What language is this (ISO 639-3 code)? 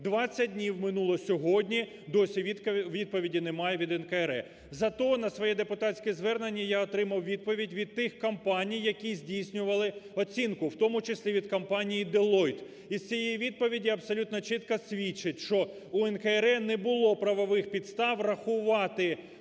ukr